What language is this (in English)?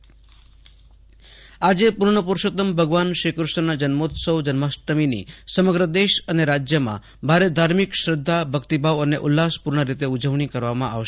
Gujarati